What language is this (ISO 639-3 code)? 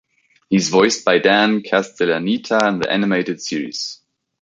eng